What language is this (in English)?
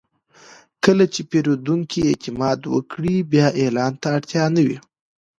Pashto